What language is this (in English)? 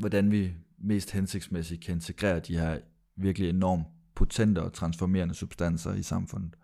Danish